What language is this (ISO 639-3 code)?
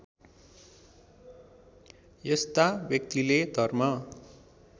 nep